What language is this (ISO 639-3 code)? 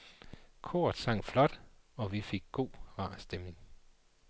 dan